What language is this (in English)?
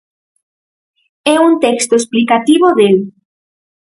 Galician